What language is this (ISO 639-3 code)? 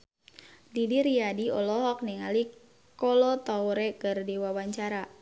sun